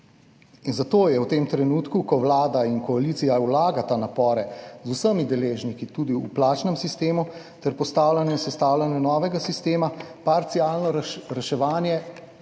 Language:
Slovenian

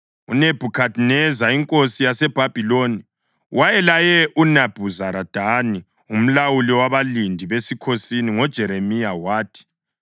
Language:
North Ndebele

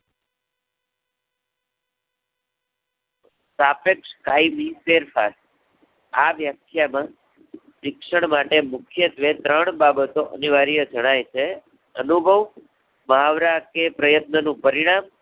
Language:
Gujarati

